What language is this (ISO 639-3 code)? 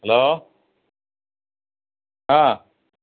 mal